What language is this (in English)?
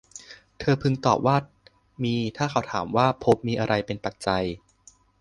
Thai